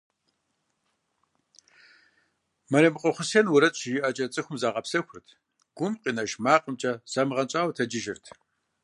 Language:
Kabardian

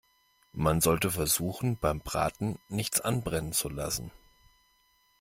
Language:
German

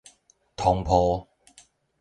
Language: Min Nan Chinese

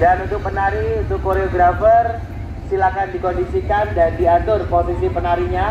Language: Indonesian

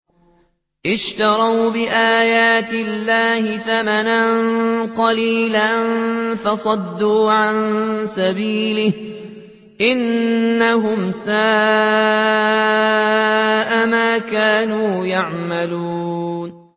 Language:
Arabic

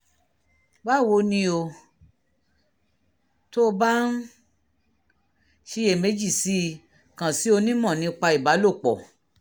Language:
Yoruba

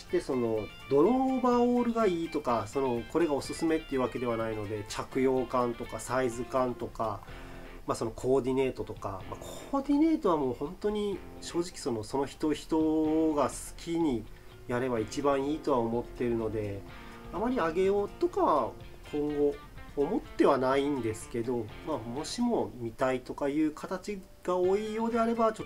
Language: Japanese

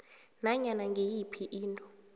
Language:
South Ndebele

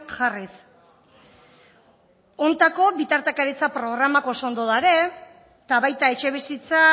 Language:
Basque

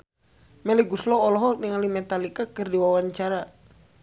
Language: Sundanese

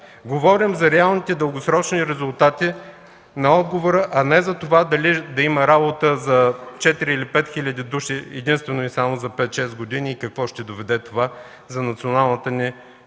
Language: Bulgarian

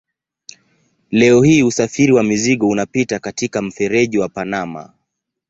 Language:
Swahili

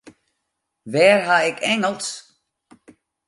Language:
Western Frisian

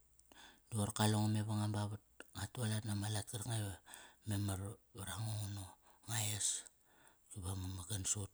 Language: Kairak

